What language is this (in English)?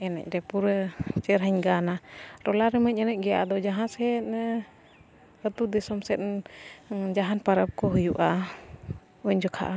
Santali